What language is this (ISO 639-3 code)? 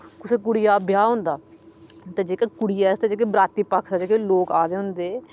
doi